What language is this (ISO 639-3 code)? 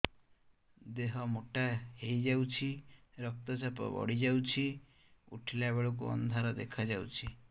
ori